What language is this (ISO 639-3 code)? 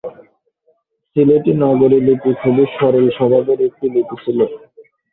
ben